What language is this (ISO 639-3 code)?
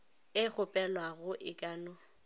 nso